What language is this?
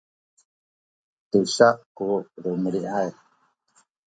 Sakizaya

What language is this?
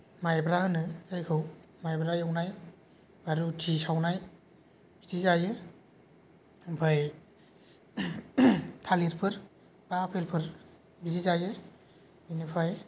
Bodo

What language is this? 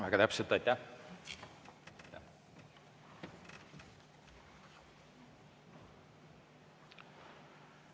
Estonian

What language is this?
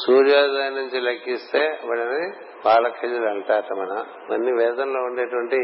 Telugu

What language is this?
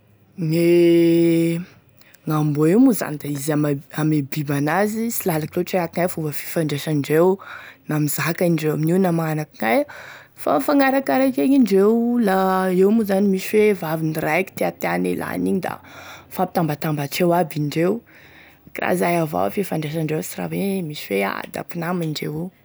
Tesaka Malagasy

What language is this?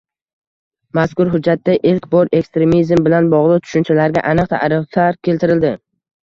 Uzbek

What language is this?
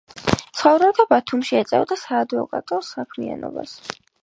Georgian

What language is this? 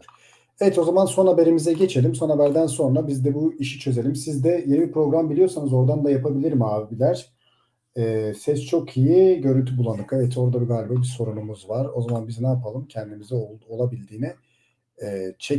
Turkish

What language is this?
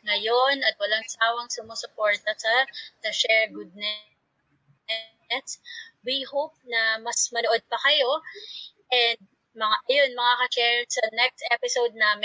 Filipino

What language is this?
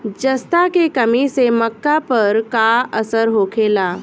Bhojpuri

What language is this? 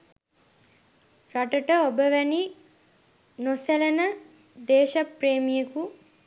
Sinhala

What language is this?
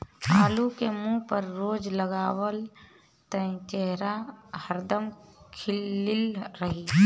Bhojpuri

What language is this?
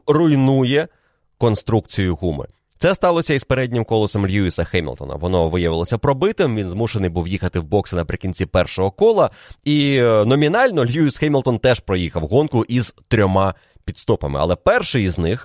Ukrainian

